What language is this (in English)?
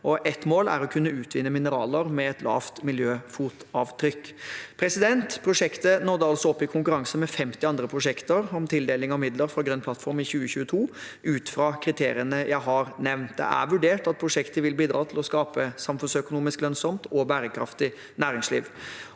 Norwegian